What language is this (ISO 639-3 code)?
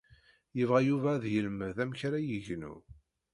kab